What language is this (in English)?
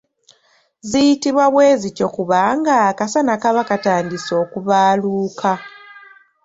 Ganda